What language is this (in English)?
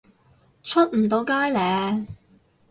Cantonese